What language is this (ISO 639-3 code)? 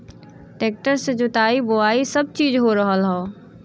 bho